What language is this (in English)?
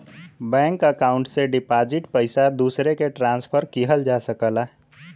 Bhojpuri